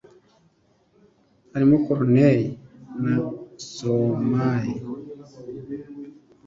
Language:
Kinyarwanda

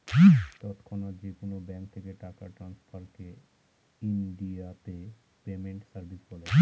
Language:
Bangla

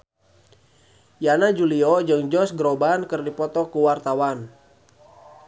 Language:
Sundanese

